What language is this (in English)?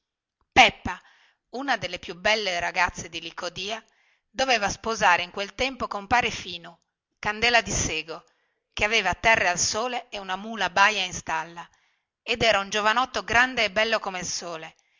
Italian